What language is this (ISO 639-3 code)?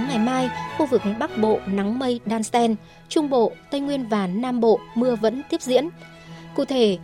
vie